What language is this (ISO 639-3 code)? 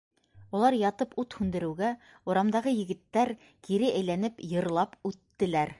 bak